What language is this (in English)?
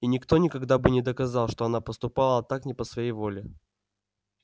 Russian